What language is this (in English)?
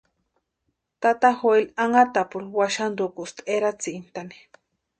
Western Highland Purepecha